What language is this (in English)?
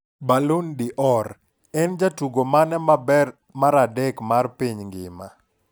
Luo (Kenya and Tanzania)